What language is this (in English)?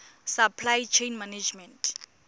Tswana